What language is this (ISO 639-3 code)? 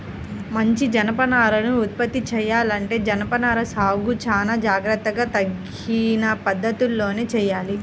tel